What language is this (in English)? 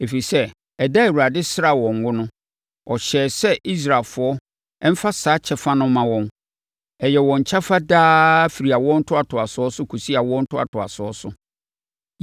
Akan